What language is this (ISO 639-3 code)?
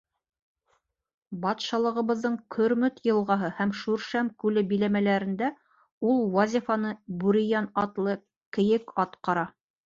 bak